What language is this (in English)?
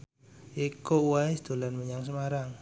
Javanese